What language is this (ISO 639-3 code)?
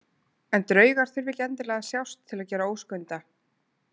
isl